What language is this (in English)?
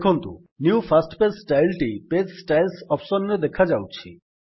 Odia